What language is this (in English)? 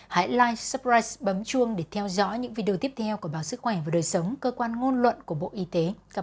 Vietnamese